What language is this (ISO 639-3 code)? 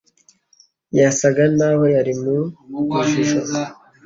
kin